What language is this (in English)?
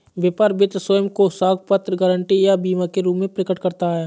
Hindi